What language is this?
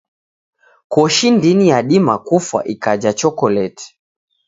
Taita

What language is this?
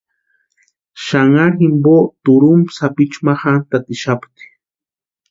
Western Highland Purepecha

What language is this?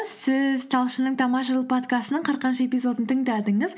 Kazakh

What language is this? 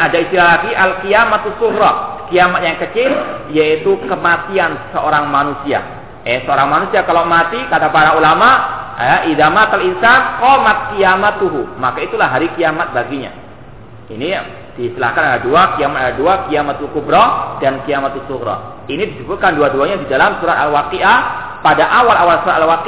Malay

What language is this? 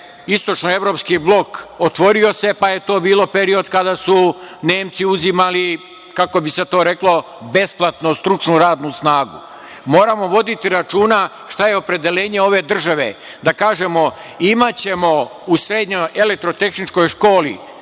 Serbian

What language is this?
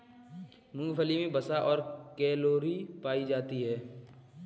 Hindi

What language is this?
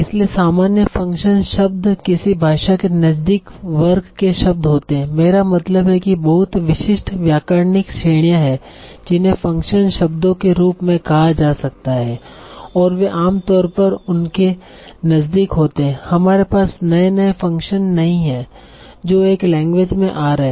Hindi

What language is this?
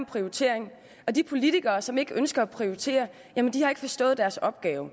Danish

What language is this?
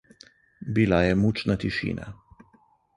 Slovenian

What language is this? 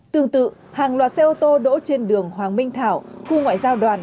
Vietnamese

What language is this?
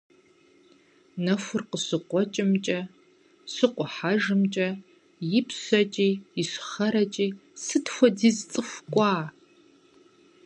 Kabardian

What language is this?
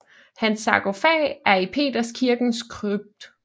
Danish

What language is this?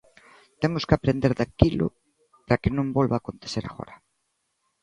Galician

